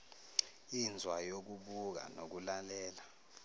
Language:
Zulu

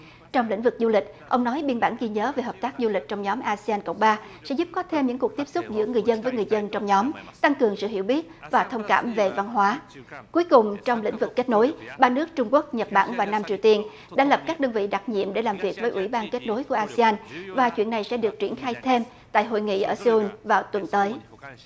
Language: Vietnamese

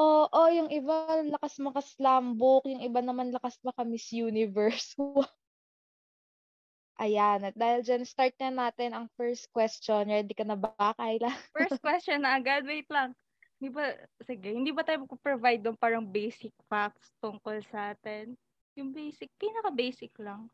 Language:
Filipino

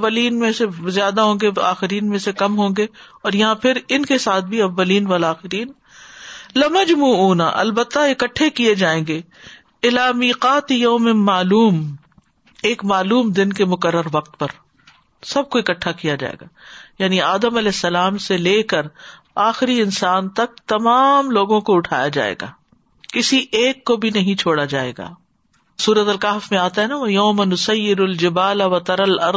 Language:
Urdu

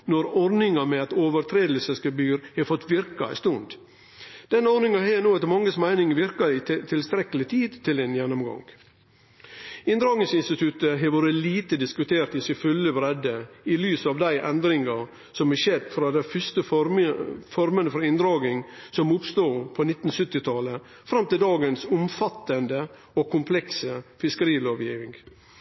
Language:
Norwegian Nynorsk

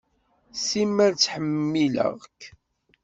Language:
Kabyle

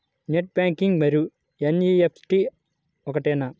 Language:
Telugu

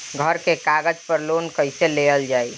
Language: Bhojpuri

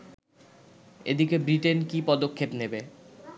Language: Bangla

